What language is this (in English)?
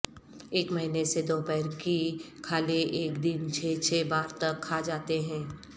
Urdu